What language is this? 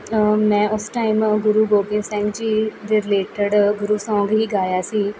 Punjabi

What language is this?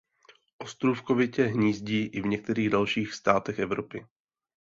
Czech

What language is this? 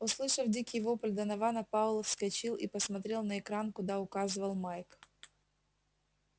Russian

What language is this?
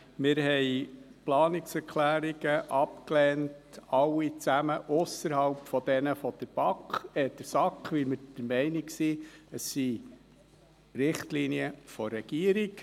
Swiss German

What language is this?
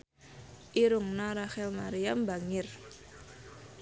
Sundanese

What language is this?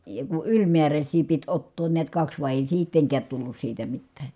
Finnish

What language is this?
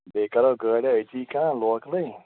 Kashmiri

